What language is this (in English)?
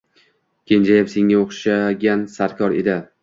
Uzbek